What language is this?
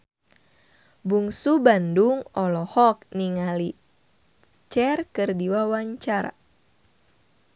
Sundanese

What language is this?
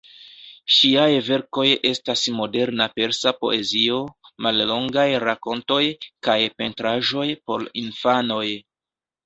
Esperanto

